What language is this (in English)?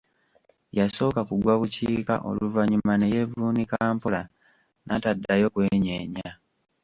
Ganda